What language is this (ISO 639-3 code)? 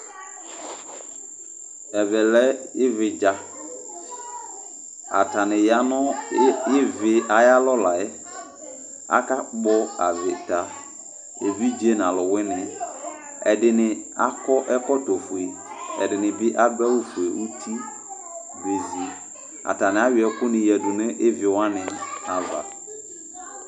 kpo